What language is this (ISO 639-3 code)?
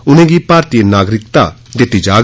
doi